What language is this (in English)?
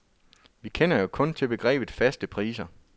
Danish